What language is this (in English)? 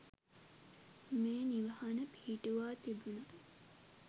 Sinhala